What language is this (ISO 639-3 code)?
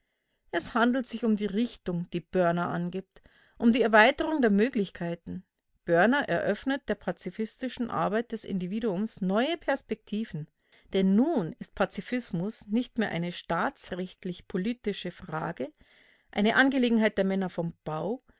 deu